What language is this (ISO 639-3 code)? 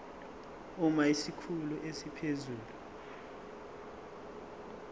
zul